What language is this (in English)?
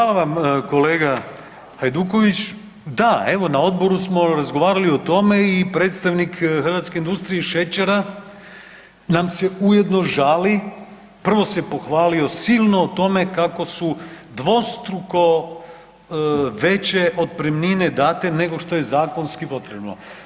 Croatian